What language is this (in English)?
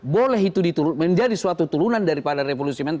Indonesian